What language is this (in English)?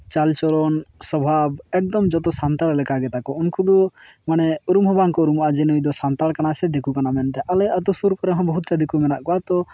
Santali